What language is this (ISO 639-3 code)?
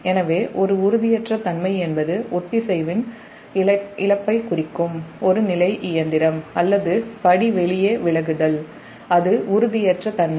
tam